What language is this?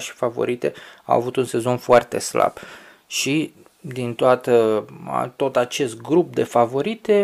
Romanian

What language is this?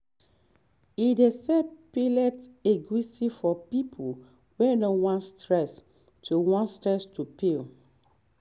Nigerian Pidgin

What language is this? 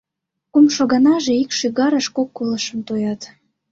Mari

